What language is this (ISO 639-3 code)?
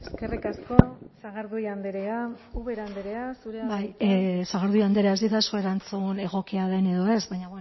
eus